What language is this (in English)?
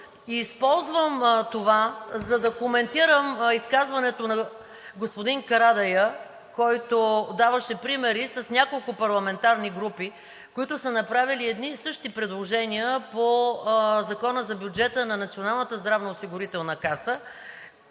Bulgarian